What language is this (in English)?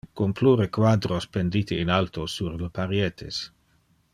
Interlingua